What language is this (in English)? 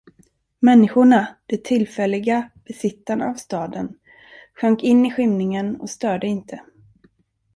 Swedish